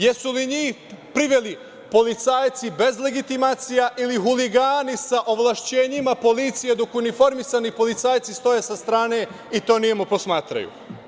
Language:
Serbian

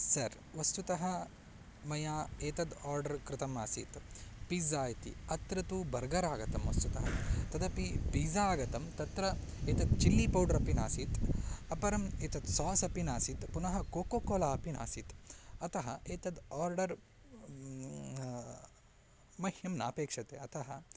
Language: Sanskrit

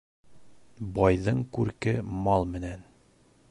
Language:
Bashkir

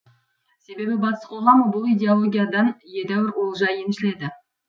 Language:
Kazakh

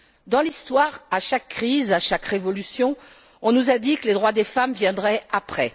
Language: French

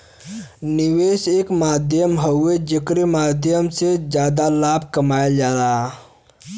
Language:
Bhojpuri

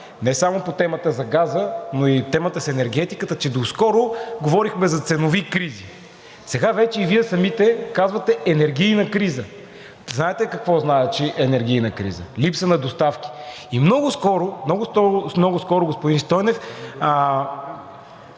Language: Bulgarian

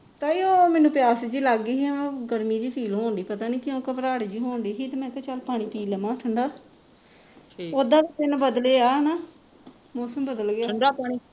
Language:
Punjabi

